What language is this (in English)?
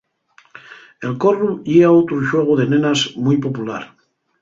Asturian